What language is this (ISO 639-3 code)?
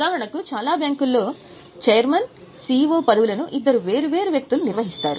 tel